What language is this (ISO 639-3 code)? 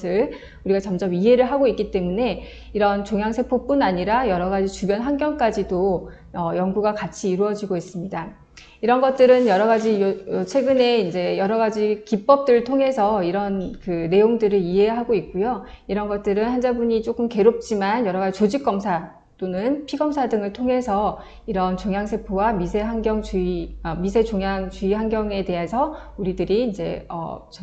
kor